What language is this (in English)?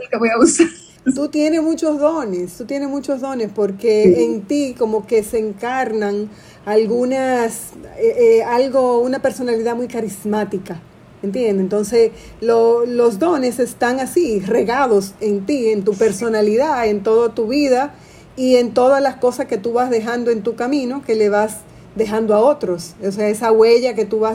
Spanish